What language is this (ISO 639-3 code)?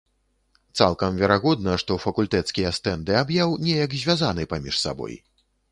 bel